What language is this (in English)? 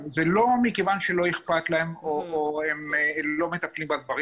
Hebrew